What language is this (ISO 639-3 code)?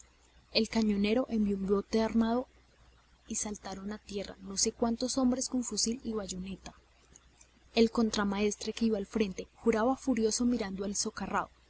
spa